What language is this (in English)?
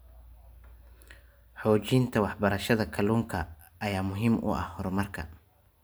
Somali